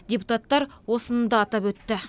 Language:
Kazakh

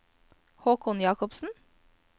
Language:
Norwegian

